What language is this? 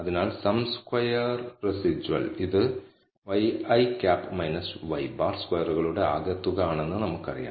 Malayalam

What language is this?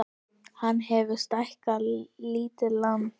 Icelandic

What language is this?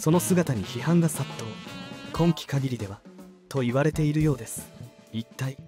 Japanese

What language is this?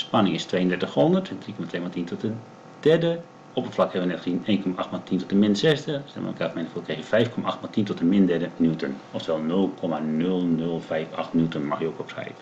Dutch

